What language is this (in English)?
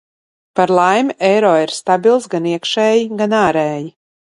Latvian